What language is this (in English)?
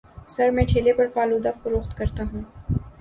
Urdu